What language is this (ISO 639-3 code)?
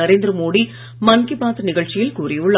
tam